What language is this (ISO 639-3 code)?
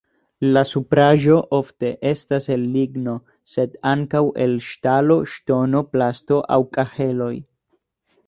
epo